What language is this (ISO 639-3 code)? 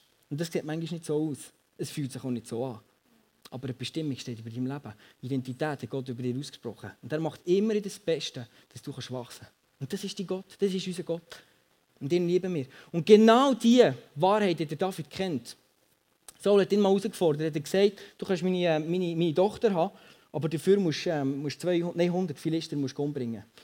deu